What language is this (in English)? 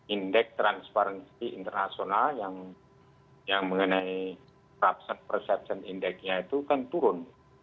Indonesian